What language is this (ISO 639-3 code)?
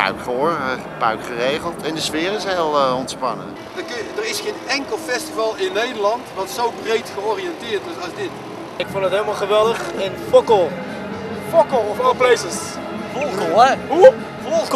nld